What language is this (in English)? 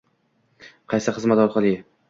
Uzbek